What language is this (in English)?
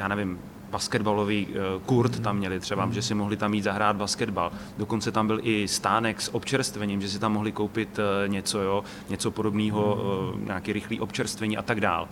Czech